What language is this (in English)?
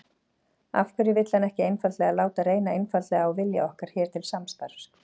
Icelandic